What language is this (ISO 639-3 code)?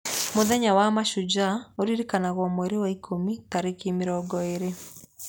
kik